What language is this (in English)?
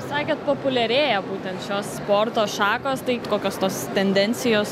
Lithuanian